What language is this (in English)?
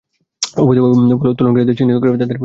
Bangla